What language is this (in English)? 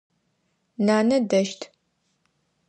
Adyghe